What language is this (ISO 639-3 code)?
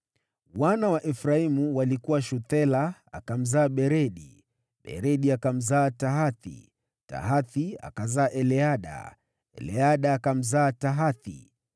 swa